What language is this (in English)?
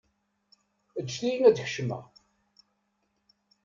Kabyle